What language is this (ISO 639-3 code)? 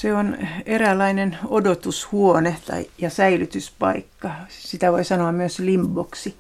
fin